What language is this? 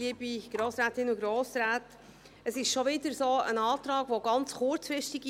Swiss German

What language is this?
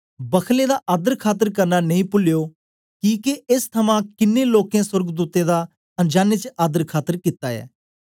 Dogri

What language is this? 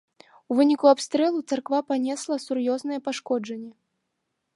Belarusian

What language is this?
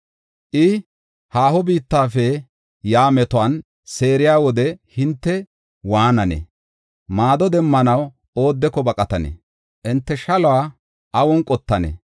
Gofa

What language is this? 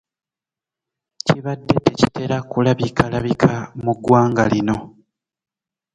Ganda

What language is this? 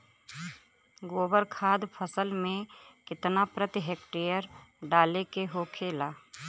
Bhojpuri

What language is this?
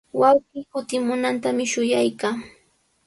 Sihuas Ancash Quechua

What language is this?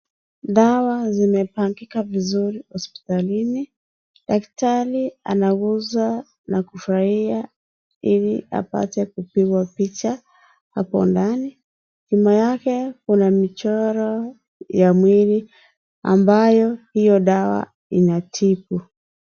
Swahili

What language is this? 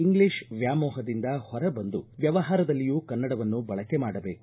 Kannada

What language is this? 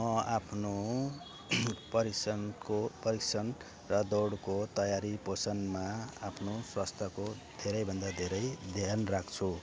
Nepali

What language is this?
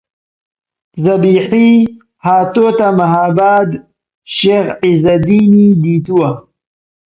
Central Kurdish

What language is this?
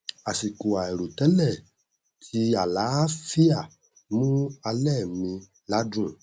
Yoruba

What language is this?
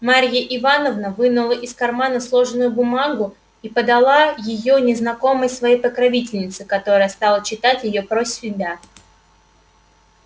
Russian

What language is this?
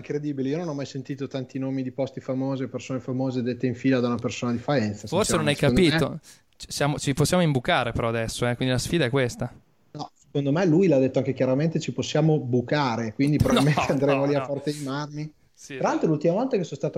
Italian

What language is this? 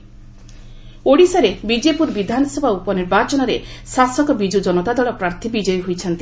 Odia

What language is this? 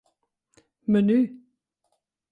Western Frisian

